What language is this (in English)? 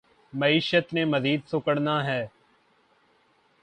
Urdu